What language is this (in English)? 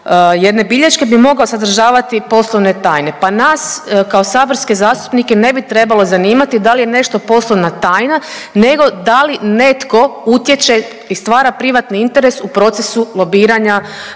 Croatian